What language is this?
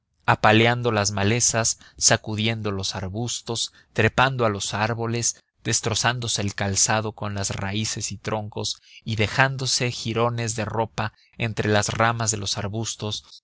Spanish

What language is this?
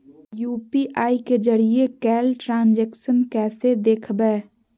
Magahi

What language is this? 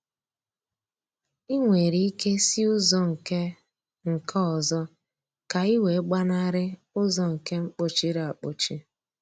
Igbo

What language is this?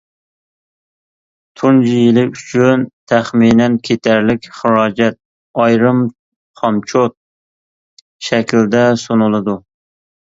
Uyghur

